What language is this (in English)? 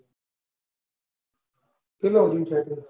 Gujarati